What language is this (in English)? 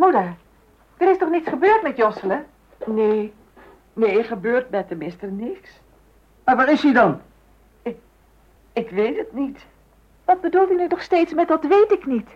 Dutch